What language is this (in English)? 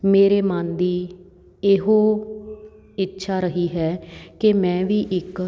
Punjabi